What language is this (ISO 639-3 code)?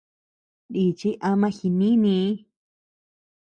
cux